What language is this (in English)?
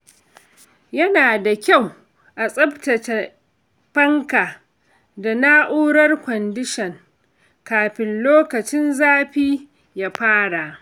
Hausa